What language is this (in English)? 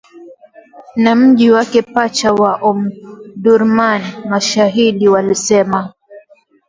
Swahili